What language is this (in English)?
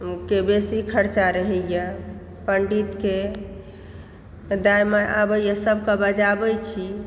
Maithili